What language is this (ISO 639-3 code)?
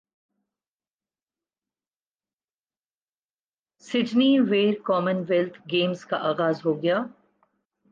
urd